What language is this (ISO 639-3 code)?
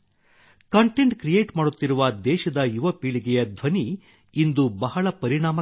kan